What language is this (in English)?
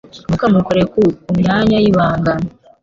Kinyarwanda